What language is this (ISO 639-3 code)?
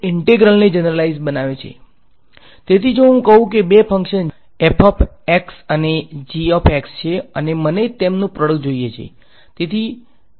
guj